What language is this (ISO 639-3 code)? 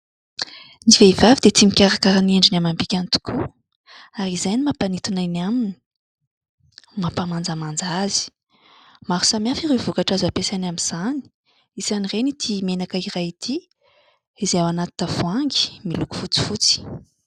mlg